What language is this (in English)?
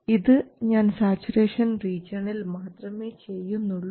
Malayalam